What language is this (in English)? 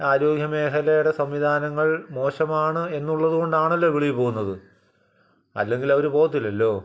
Malayalam